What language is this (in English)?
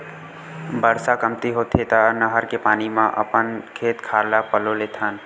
Chhattisgarhi